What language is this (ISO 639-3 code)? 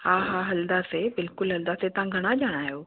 snd